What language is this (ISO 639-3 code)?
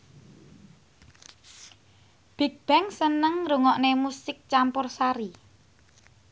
jav